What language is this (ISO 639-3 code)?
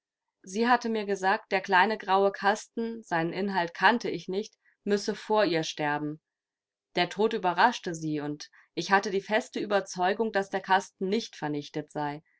deu